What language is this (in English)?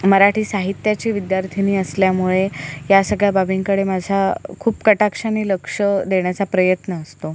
Marathi